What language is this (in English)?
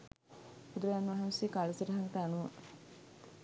Sinhala